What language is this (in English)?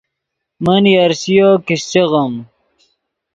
Yidgha